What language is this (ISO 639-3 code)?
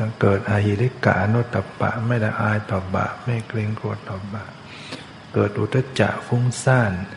tha